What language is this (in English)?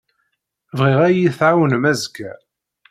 Kabyle